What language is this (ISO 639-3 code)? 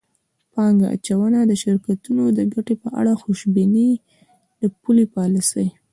pus